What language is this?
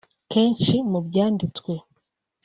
Kinyarwanda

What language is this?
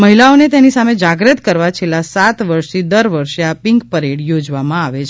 Gujarati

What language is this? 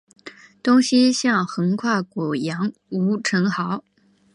Chinese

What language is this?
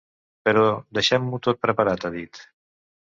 Catalan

